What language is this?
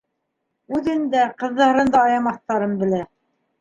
Bashkir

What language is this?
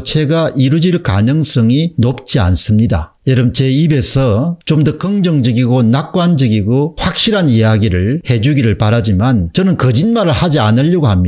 Korean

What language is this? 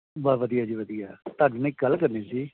Punjabi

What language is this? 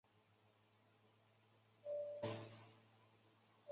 Chinese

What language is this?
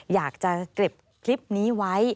Thai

